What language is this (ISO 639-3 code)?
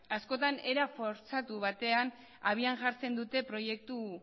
eus